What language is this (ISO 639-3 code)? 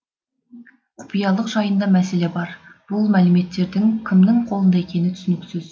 kaz